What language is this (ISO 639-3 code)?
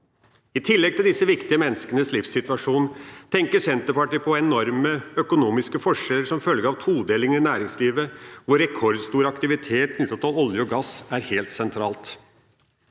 nor